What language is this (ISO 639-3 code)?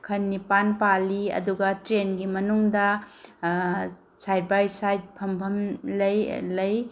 mni